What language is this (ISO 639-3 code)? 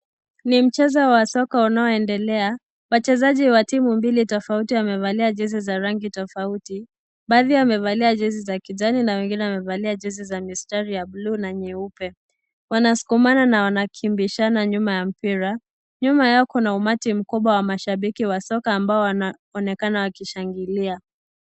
swa